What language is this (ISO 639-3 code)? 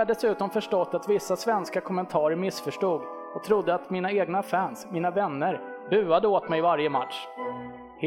swe